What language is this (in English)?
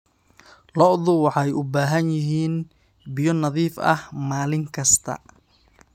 Somali